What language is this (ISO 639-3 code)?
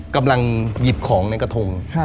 tha